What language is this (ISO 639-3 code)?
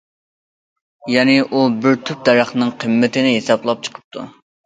uig